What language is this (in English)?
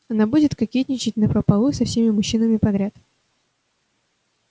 Russian